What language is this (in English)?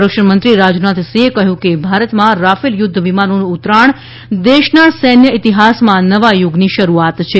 Gujarati